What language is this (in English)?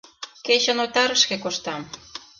Mari